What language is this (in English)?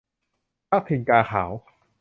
Thai